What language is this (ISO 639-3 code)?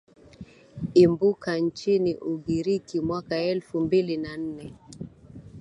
swa